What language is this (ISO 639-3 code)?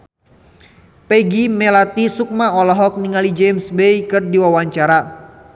sun